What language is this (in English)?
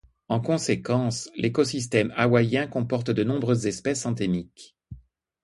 French